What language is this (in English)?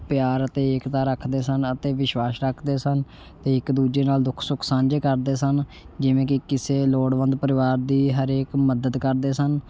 Punjabi